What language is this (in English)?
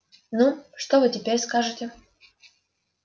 Russian